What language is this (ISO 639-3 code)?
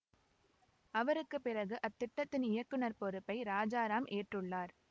tam